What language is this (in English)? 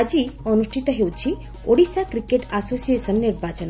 Odia